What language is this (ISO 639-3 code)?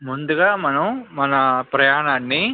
tel